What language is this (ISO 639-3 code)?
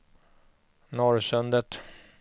swe